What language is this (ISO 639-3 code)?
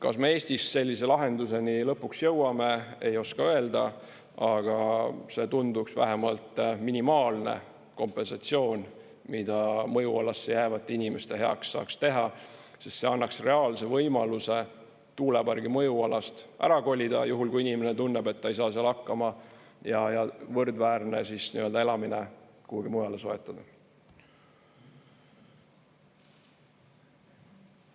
est